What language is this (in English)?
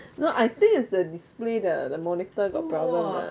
English